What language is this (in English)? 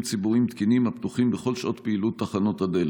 Hebrew